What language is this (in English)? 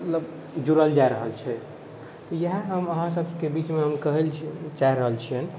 Maithili